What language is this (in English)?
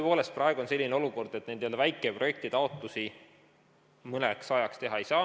Estonian